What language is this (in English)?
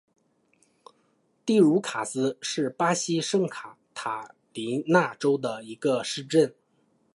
Chinese